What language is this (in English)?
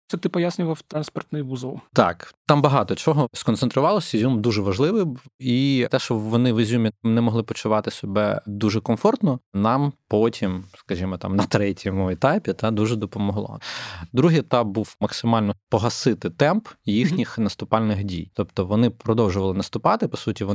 Ukrainian